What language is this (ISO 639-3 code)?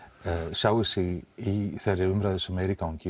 isl